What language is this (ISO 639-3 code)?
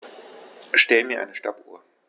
deu